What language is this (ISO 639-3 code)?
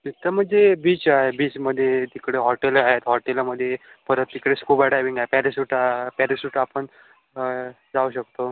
mar